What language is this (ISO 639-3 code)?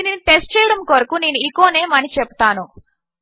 tel